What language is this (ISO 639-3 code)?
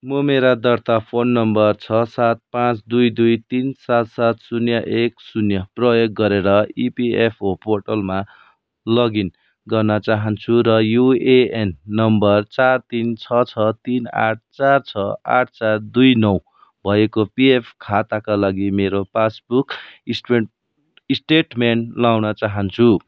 nep